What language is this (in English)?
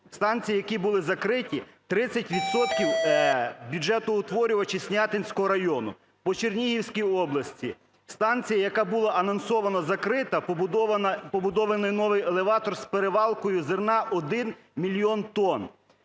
Ukrainian